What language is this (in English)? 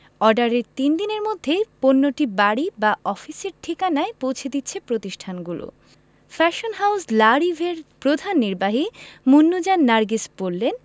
Bangla